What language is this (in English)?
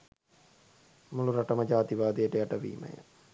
Sinhala